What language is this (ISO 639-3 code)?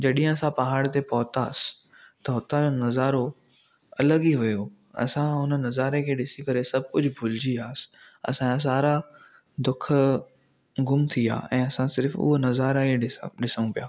snd